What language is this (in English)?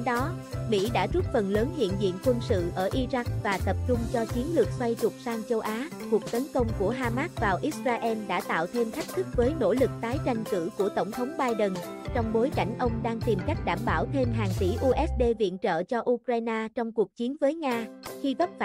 Vietnamese